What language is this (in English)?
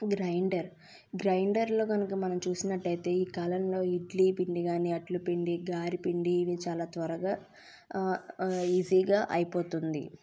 Telugu